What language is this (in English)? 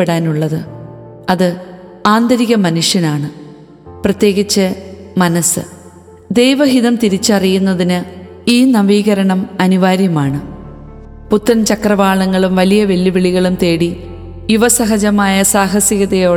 Malayalam